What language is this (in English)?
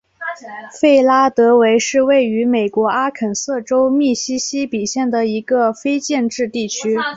Chinese